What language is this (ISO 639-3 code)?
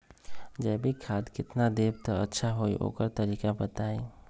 mag